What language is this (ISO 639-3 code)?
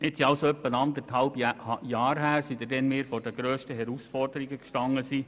gsw